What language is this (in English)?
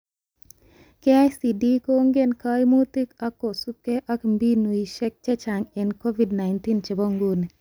Kalenjin